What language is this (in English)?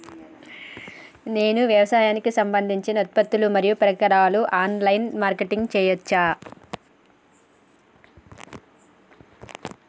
Telugu